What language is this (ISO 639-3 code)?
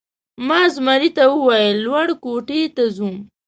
pus